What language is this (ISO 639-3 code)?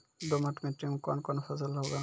mai